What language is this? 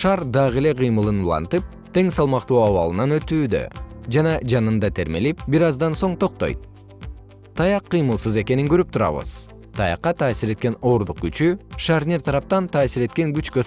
Kyrgyz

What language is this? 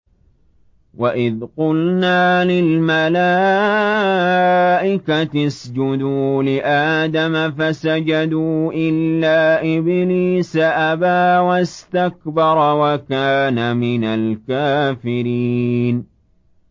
Arabic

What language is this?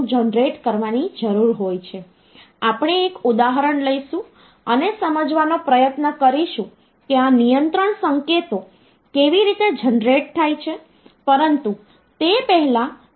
Gujarati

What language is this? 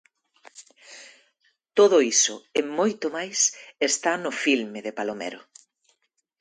Galician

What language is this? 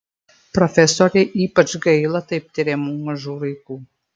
Lithuanian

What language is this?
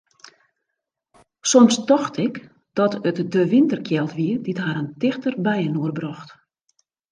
Western Frisian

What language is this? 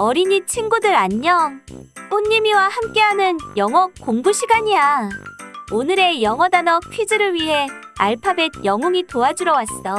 Korean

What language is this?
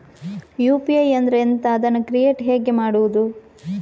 Kannada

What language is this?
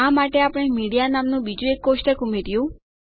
Gujarati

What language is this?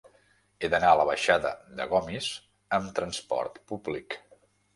Catalan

